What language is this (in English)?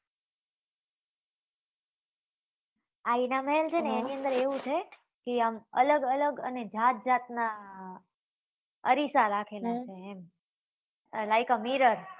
Gujarati